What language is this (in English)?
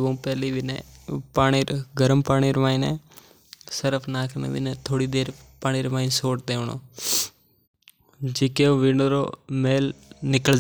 Mewari